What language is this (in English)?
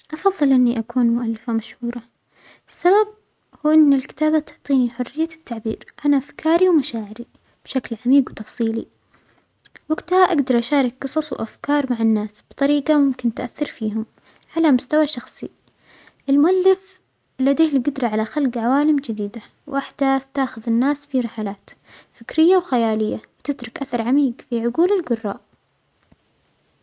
Omani Arabic